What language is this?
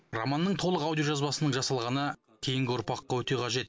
Kazakh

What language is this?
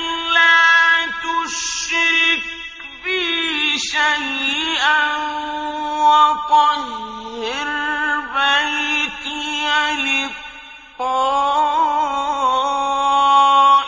Arabic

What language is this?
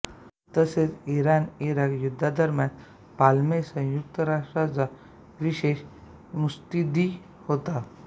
Marathi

